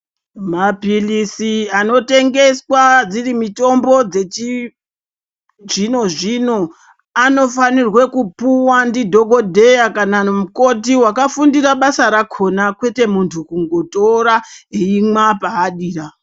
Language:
Ndau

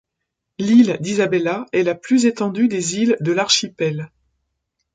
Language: French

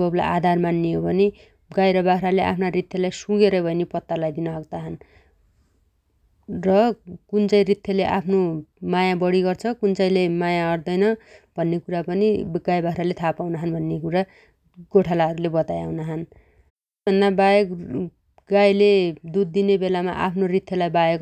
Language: Dotyali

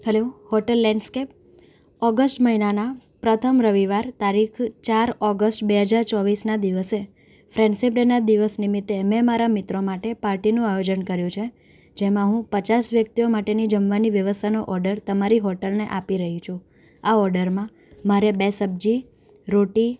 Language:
Gujarati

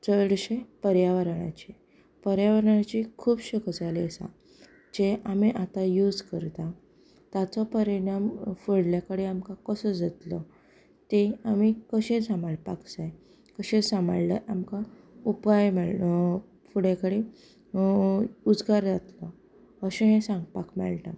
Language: Konkani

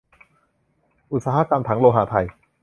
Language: Thai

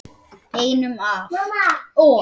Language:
Icelandic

